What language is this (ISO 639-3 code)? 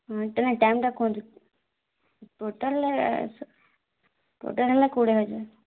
ori